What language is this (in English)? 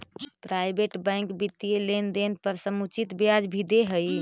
Magahi